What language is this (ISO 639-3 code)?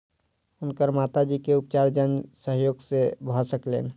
mai